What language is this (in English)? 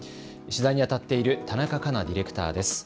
Japanese